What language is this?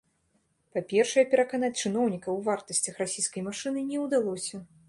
Belarusian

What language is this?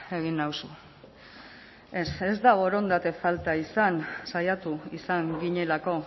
Basque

